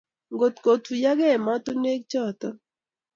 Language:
Kalenjin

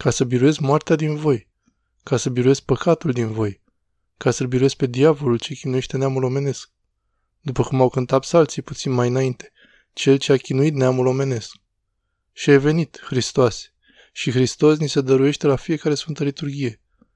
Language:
Romanian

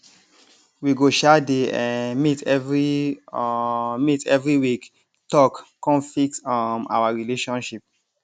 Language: Nigerian Pidgin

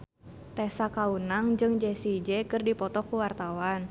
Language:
Sundanese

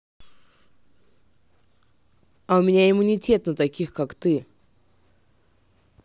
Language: Russian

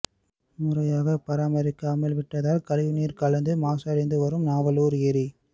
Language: Tamil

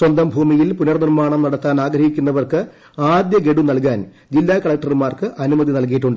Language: Malayalam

